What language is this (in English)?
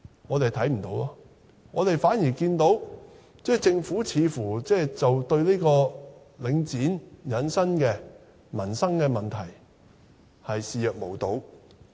Cantonese